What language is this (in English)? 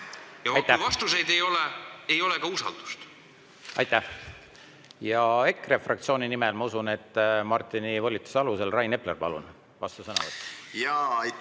Estonian